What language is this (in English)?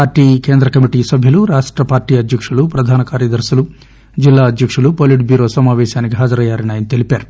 Telugu